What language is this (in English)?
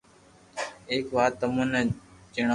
Loarki